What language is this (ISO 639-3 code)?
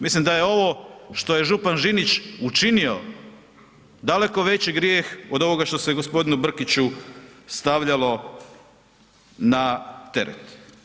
hrv